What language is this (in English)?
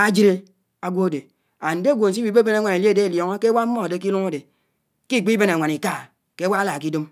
Anaang